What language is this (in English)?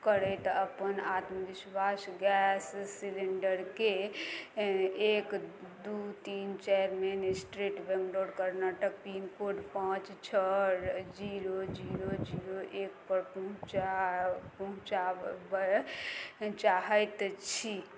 Maithili